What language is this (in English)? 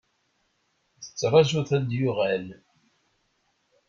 Kabyle